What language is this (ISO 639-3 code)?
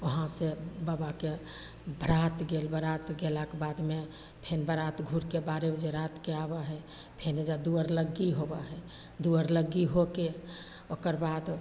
mai